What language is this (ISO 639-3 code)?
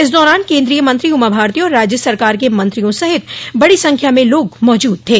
hin